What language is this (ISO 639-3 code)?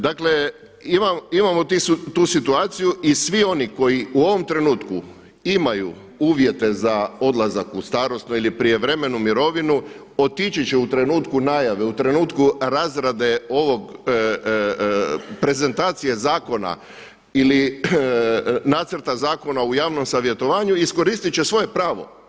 hrv